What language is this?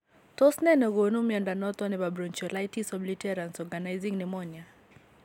Kalenjin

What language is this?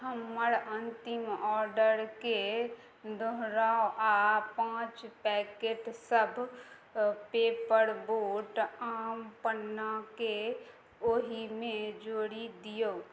Maithili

